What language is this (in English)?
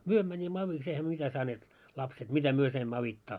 Finnish